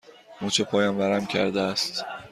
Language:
Persian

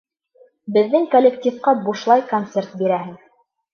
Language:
Bashkir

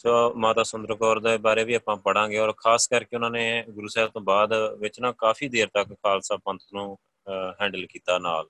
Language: Punjabi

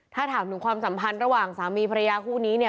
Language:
Thai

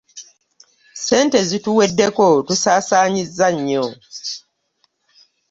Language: Ganda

